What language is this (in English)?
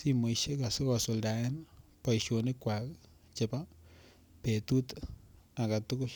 Kalenjin